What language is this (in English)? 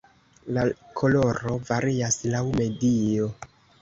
Esperanto